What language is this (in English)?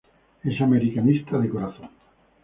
Spanish